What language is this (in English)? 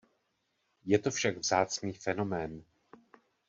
Czech